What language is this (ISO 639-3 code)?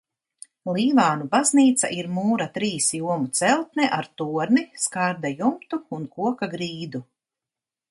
lav